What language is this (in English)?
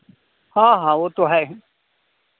Hindi